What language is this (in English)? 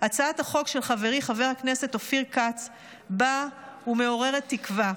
Hebrew